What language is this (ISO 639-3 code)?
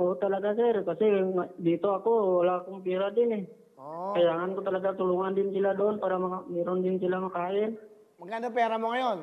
fil